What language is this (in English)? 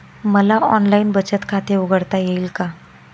Marathi